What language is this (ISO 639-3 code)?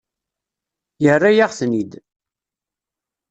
kab